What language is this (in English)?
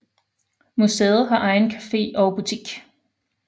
Danish